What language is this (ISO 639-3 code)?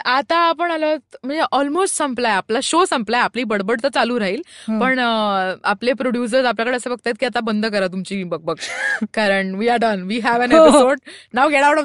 mar